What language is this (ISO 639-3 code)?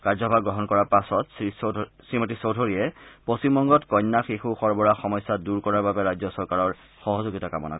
asm